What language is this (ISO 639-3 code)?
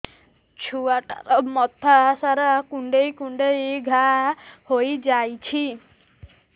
ori